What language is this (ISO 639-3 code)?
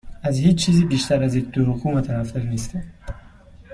fas